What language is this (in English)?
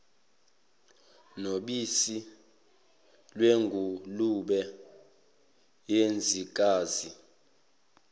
Zulu